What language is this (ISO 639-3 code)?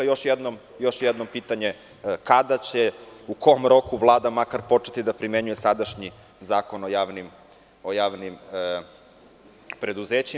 srp